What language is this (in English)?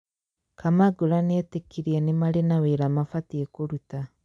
Kikuyu